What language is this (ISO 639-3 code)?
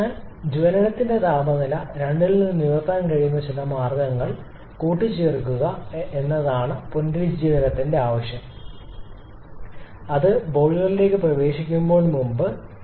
mal